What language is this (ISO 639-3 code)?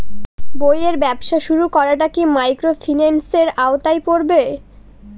ben